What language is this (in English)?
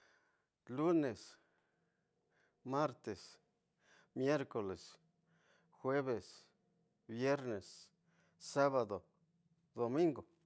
Tidaá Mixtec